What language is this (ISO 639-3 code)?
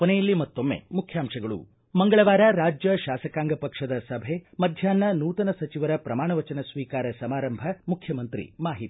kan